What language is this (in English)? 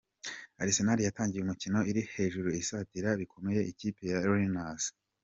Kinyarwanda